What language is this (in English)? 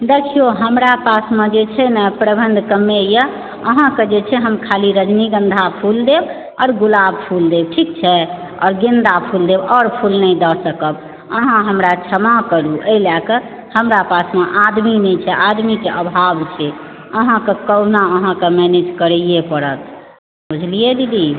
Maithili